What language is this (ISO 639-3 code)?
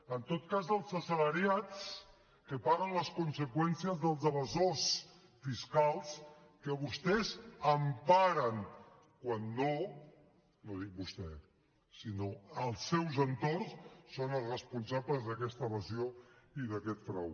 cat